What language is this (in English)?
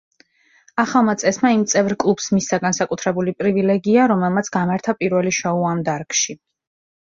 Georgian